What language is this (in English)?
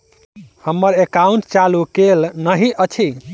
Maithili